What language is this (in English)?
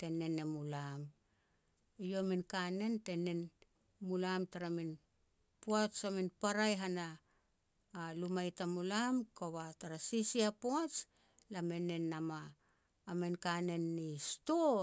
Petats